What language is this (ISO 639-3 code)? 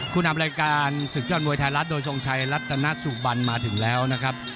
tha